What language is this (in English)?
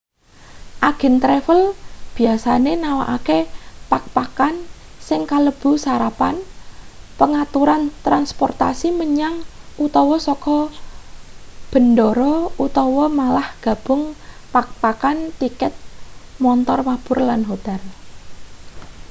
Javanese